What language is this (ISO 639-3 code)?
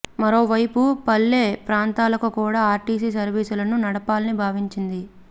tel